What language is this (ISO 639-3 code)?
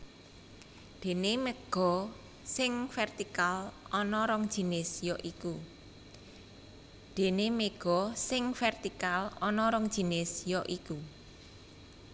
jav